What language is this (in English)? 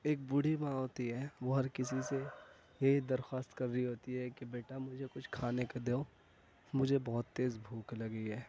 Urdu